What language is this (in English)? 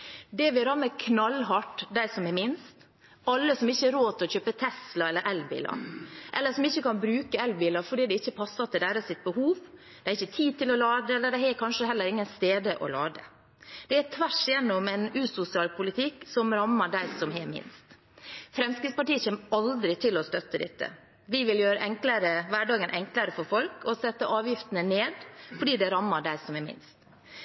Norwegian Bokmål